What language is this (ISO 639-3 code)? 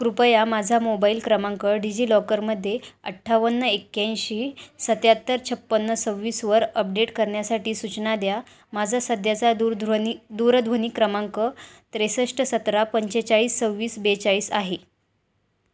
mar